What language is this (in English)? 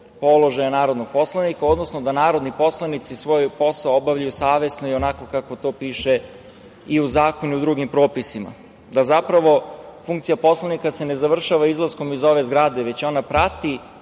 Serbian